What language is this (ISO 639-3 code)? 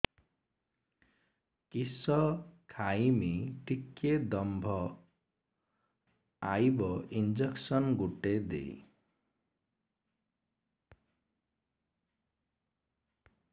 ori